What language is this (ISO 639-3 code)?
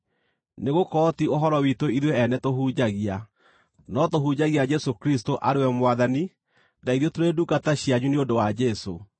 kik